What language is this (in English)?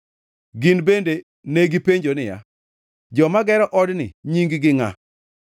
Luo (Kenya and Tanzania)